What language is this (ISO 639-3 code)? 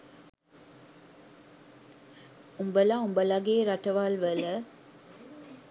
sin